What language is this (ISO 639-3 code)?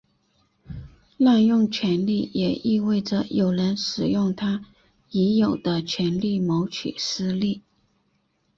zho